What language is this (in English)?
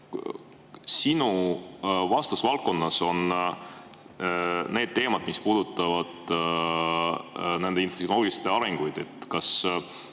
Estonian